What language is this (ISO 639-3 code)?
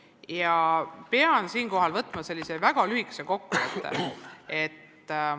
est